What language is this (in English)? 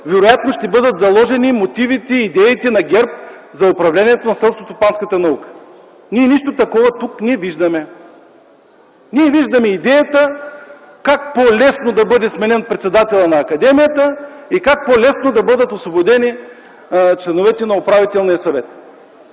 Bulgarian